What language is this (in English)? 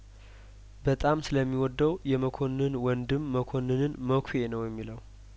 Amharic